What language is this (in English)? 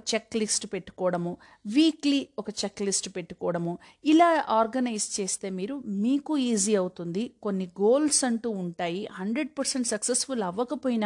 Telugu